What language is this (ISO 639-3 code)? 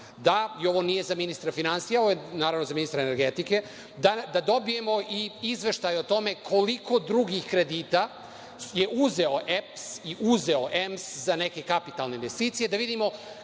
srp